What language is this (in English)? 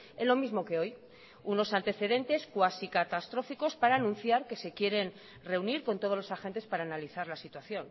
Spanish